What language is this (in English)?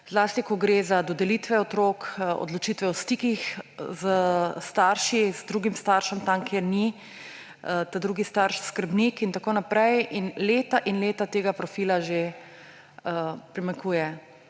Slovenian